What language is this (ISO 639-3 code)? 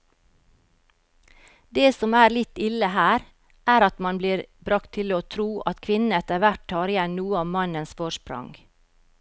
nor